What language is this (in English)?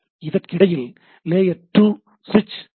Tamil